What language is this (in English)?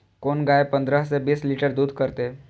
Maithili